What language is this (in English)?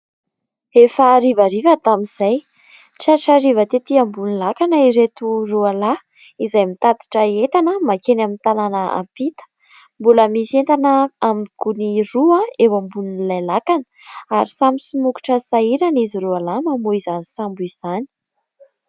Malagasy